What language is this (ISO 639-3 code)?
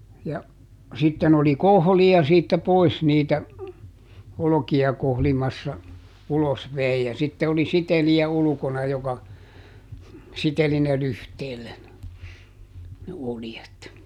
fin